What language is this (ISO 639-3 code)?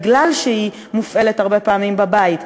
heb